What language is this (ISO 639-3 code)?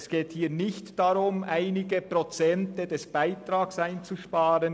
gsw